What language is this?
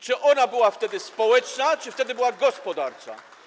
Polish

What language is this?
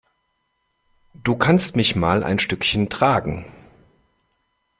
German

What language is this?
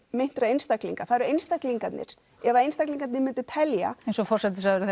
Icelandic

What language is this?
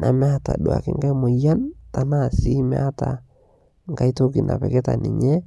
Masai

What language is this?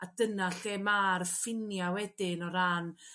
Welsh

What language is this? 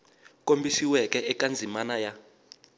Tsonga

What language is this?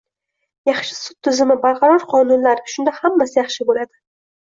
Uzbek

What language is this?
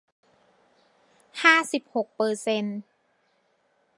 Thai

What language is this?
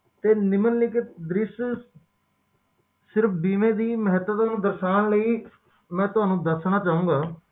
Punjabi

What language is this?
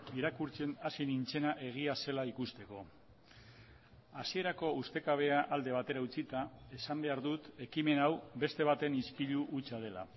Basque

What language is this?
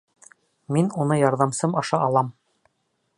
Bashkir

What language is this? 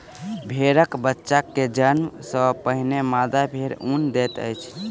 Maithili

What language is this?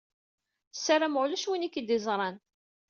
Kabyle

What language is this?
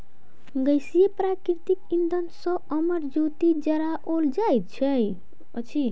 Maithili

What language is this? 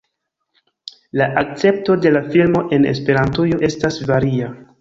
Esperanto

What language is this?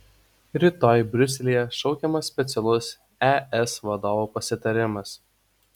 Lithuanian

